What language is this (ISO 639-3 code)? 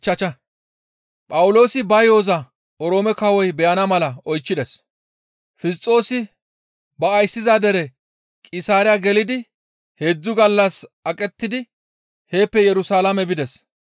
gmv